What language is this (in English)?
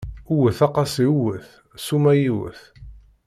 Kabyle